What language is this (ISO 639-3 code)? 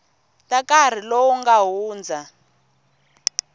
tso